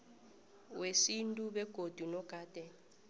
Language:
South Ndebele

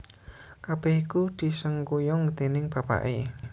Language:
Javanese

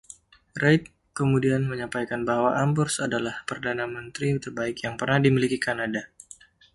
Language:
Indonesian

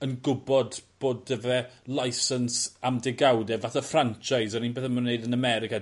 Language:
Welsh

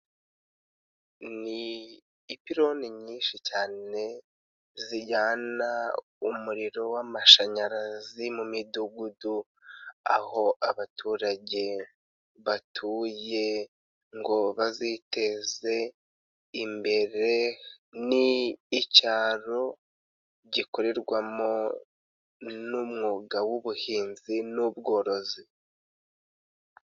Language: Kinyarwanda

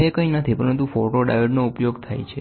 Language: Gujarati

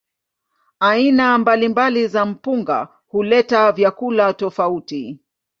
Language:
Swahili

